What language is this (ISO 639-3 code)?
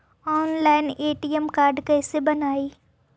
mag